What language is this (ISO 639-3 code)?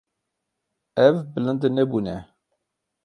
kur